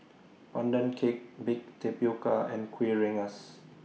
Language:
English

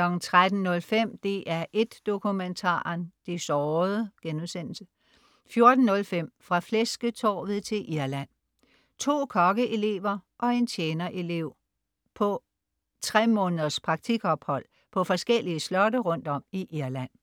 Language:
Danish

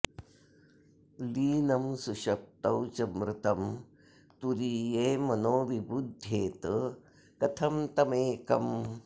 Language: Sanskrit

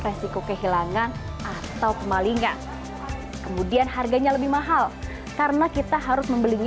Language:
Indonesian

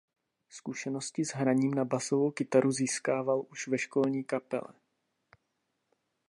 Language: Czech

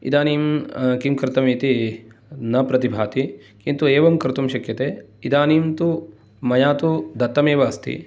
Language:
Sanskrit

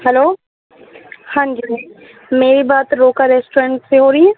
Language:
Urdu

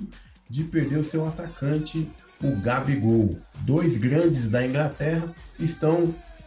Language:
Portuguese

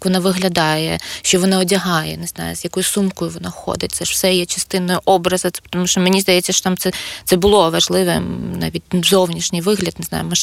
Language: Ukrainian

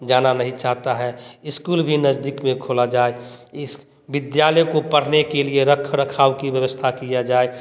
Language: Hindi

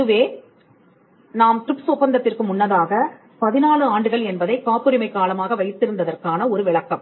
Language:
Tamil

